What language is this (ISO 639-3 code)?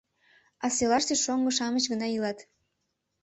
chm